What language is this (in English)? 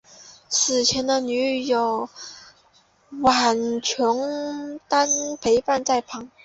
Chinese